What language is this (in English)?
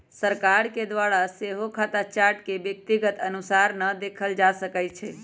Magahi